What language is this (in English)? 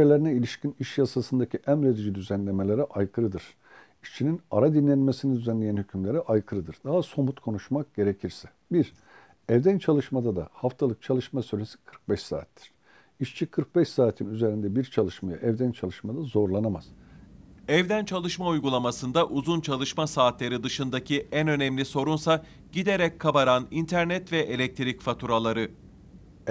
Turkish